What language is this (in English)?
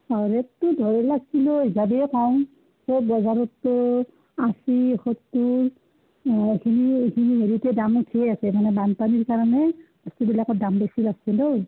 Assamese